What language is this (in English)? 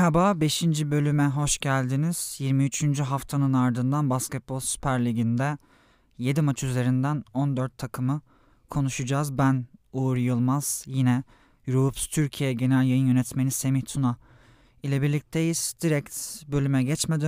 Turkish